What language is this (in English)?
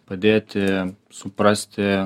Lithuanian